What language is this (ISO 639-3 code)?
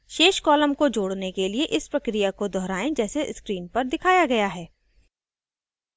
hin